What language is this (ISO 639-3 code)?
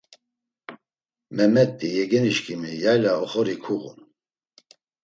lzz